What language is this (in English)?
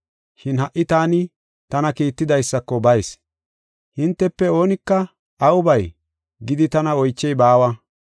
Gofa